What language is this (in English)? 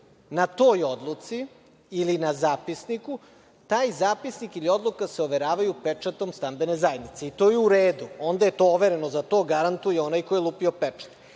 Serbian